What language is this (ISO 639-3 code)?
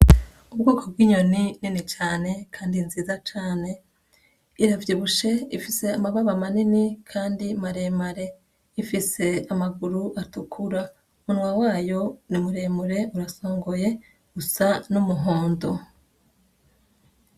run